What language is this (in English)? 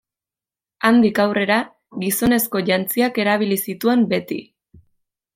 Basque